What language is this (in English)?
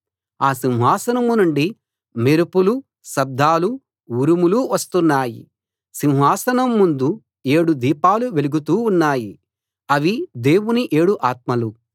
Telugu